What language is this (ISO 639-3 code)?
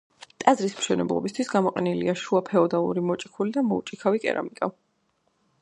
kat